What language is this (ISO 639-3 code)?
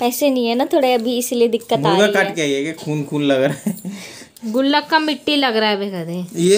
hin